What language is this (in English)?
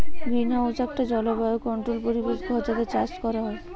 Bangla